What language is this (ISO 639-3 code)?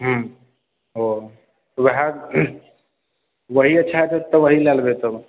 mai